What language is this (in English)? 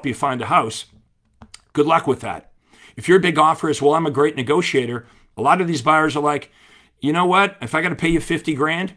English